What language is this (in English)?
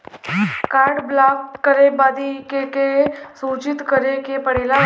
Bhojpuri